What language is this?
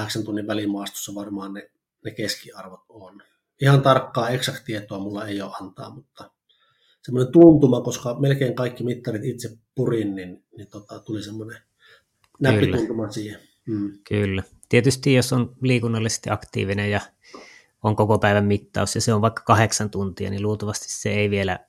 Finnish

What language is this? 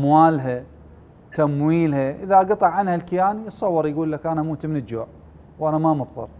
Arabic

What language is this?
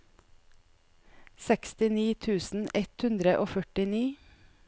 Norwegian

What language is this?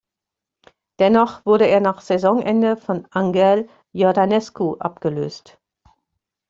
German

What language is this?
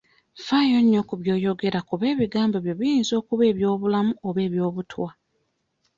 Ganda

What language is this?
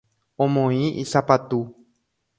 Guarani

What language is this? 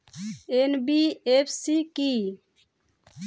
Bangla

